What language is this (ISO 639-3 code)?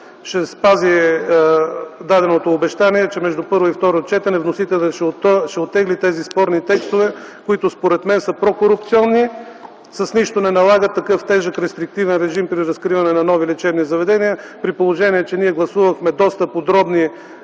bul